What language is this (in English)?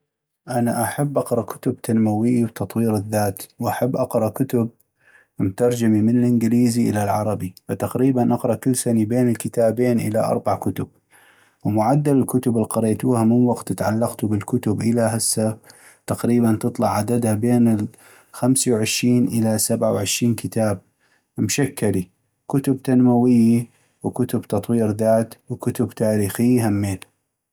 North Mesopotamian Arabic